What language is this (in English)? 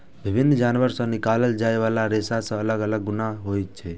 Maithili